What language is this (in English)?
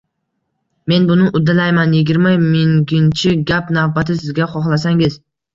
Uzbek